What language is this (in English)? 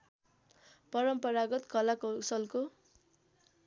Nepali